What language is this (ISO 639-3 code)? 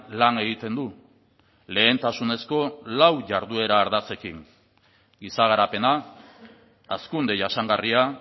eus